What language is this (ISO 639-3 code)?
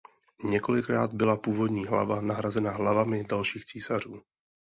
ces